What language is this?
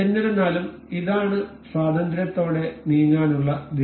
Malayalam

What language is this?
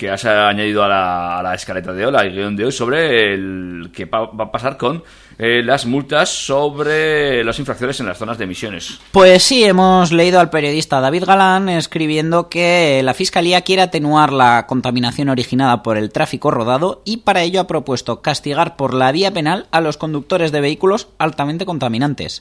Spanish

